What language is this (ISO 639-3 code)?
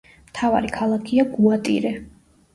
kat